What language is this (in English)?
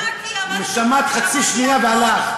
Hebrew